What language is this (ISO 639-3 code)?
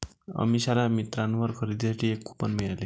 mar